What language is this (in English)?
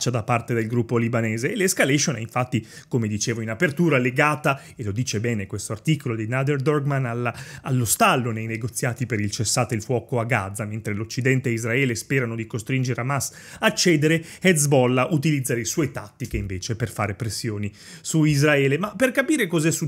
Italian